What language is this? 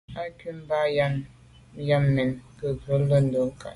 Medumba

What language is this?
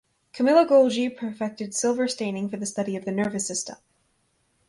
English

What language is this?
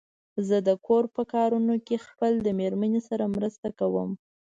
Pashto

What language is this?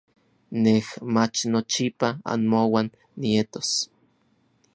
Orizaba Nahuatl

